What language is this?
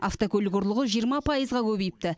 Kazakh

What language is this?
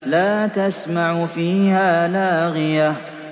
Arabic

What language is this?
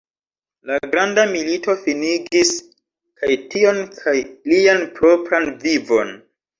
Esperanto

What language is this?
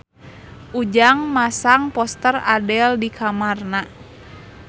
Sundanese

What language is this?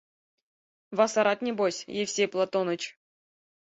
Mari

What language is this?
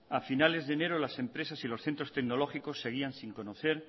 Spanish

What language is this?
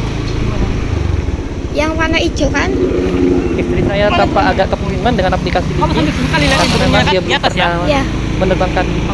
Indonesian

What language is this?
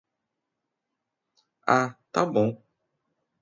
Portuguese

